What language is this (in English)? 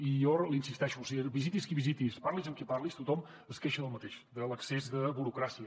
Catalan